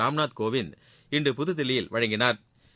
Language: Tamil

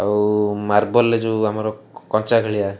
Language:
Odia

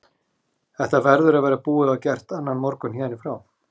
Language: Icelandic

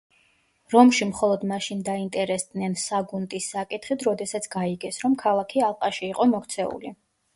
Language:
Georgian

